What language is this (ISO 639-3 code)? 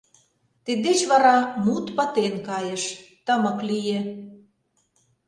chm